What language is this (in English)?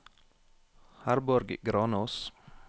Norwegian